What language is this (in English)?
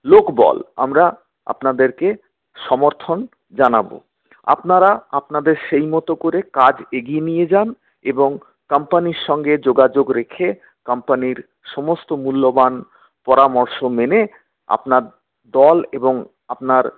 Bangla